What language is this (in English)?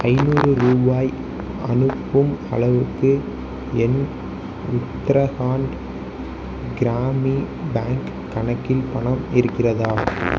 Tamil